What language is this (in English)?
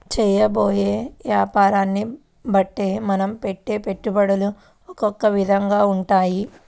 Telugu